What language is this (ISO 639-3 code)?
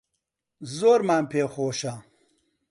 ckb